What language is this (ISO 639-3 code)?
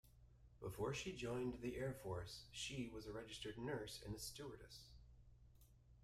eng